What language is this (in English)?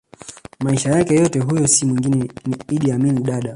Swahili